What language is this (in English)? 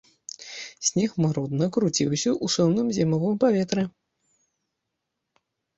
Belarusian